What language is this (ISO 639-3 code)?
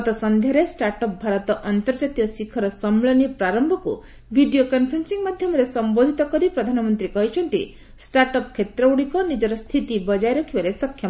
ori